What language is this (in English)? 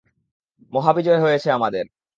Bangla